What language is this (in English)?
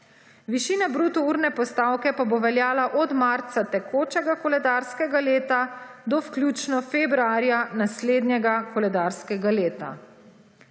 Slovenian